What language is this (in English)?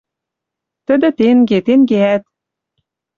Western Mari